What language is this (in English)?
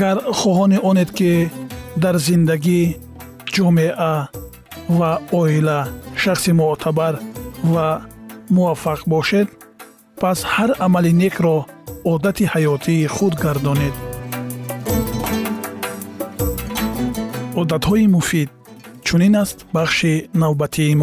Persian